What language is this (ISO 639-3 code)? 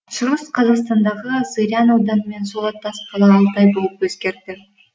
kaz